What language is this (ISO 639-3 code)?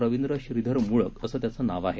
mar